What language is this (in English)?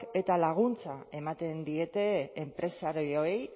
Basque